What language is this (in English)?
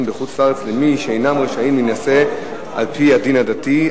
Hebrew